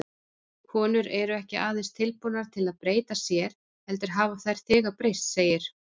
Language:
Icelandic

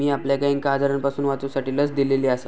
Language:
Marathi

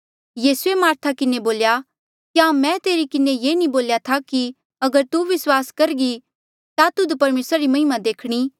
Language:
Mandeali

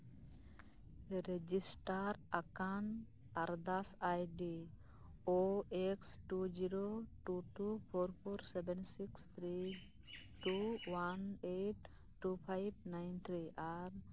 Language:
Santali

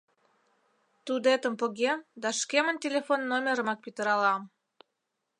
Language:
Mari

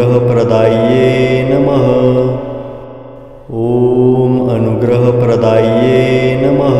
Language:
Romanian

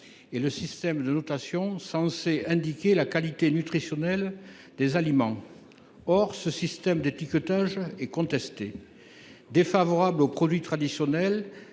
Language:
French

